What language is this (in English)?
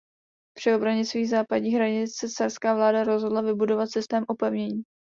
Czech